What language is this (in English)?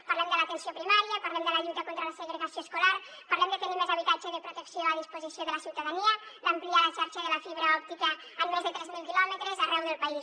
Catalan